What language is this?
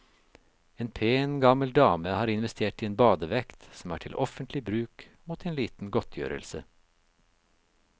Norwegian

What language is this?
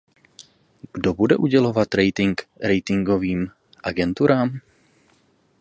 Czech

